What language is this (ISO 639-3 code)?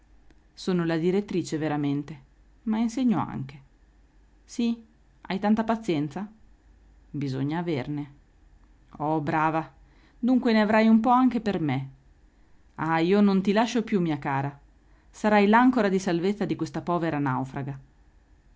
ita